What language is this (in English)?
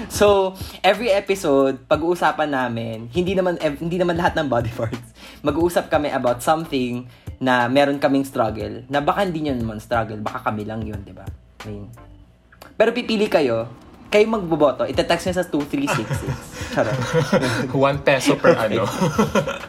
Filipino